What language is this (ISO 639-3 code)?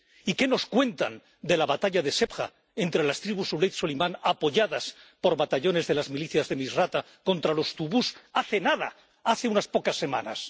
spa